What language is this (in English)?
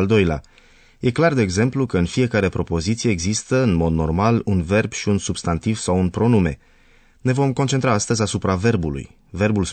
Romanian